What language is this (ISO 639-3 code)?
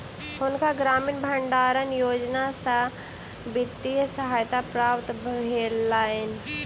mai